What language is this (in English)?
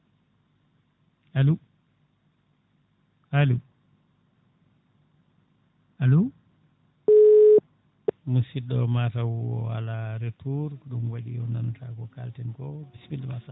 Fula